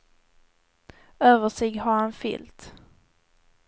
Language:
Swedish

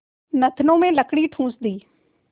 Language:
Hindi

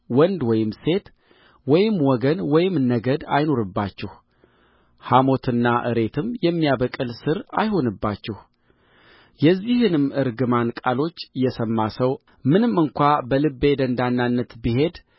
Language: Amharic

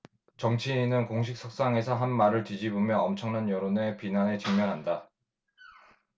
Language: Korean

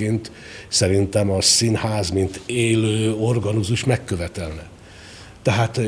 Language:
Hungarian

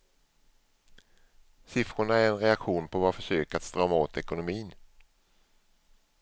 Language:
Swedish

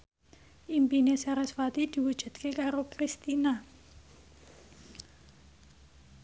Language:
Javanese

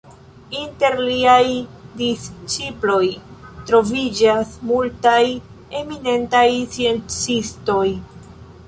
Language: Esperanto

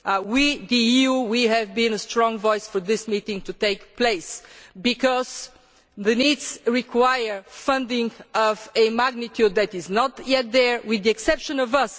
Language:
English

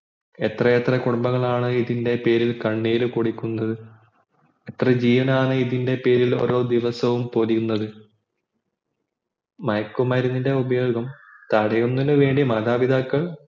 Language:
Malayalam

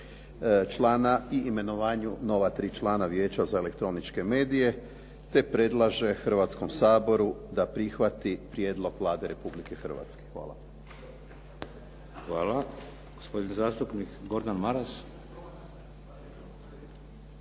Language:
Croatian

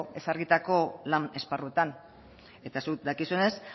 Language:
Basque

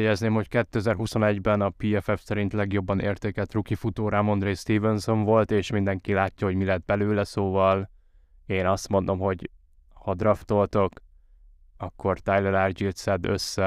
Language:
Hungarian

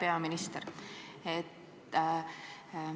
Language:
Estonian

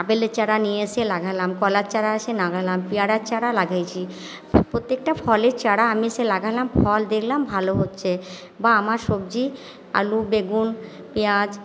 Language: Bangla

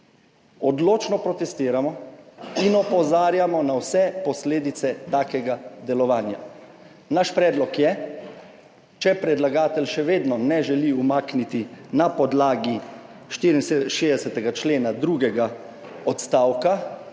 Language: Slovenian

